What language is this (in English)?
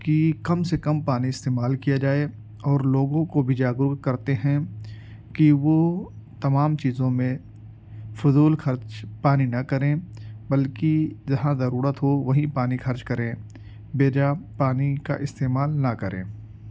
Urdu